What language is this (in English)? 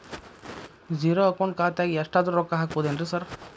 Kannada